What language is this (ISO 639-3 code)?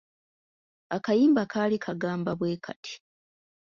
lug